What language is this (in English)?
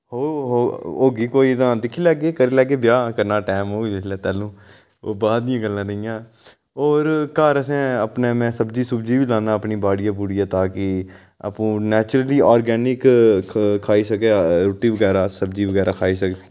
Dogri